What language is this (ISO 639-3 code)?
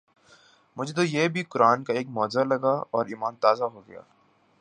urd